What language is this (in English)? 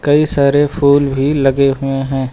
Hindi